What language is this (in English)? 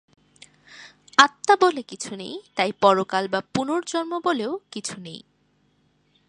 Bangla